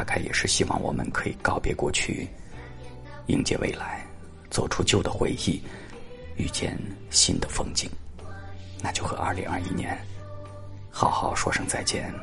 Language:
Chinese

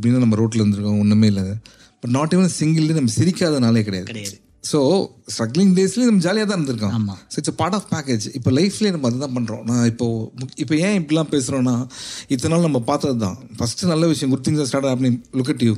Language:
Tamil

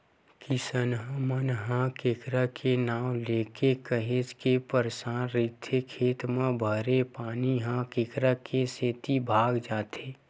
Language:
Chhattisgarhi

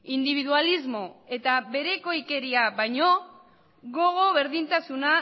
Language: Basque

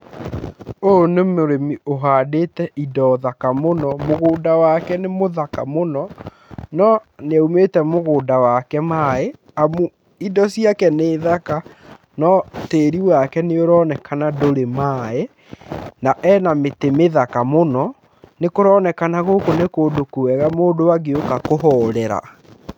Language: Kikuyu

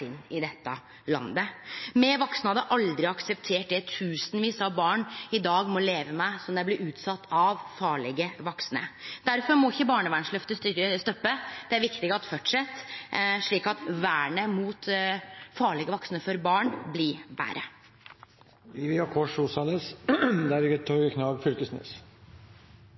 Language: Norwegian Nynorsk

